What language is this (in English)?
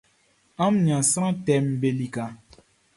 Baoulé